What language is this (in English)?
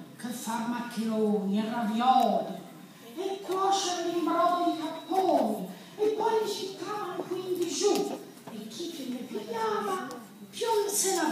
Italian